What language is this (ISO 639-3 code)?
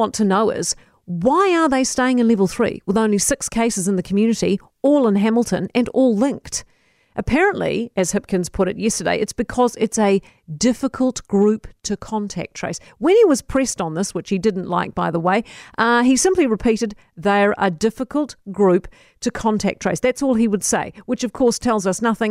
eng